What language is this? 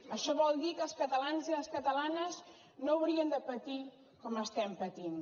Catalan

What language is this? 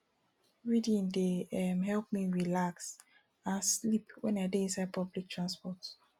Nigerian Pidgin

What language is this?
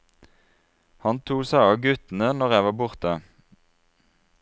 Norwegian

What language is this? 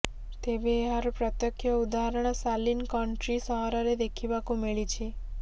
Odia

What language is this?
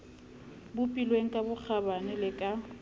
Southern Sotho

